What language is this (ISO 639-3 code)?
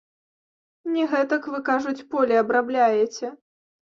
bel